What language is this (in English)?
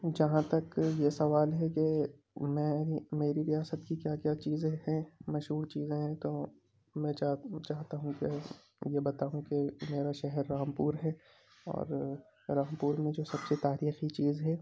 Urdu